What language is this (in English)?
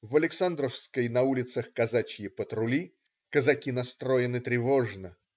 Russian